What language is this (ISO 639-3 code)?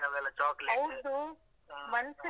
kan